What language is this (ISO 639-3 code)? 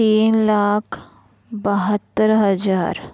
mar